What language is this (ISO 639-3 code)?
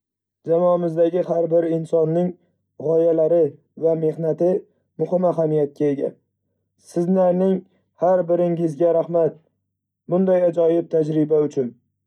uzb